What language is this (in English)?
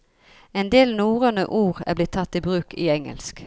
Norwegian